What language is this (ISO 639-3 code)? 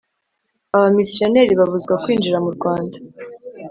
kin